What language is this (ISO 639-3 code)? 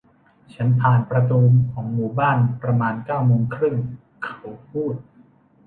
tha